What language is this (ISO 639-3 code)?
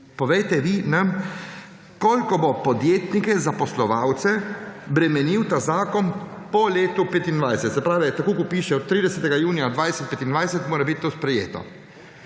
slv